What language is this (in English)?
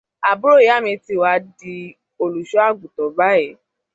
Yoruba